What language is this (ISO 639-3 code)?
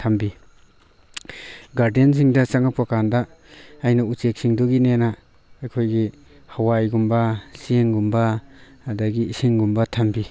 mni